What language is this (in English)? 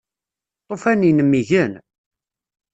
Kabyle